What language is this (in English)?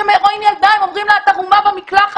Hebrew